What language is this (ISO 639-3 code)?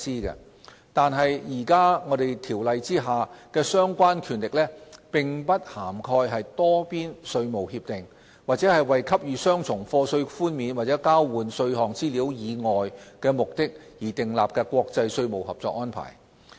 yue